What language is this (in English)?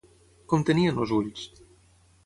Catalan